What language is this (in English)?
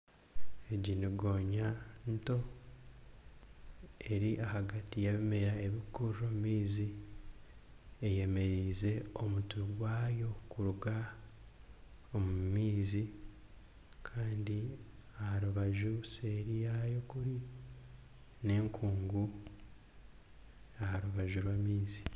Nyankole